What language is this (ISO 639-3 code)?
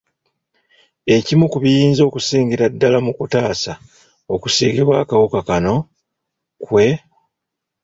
lug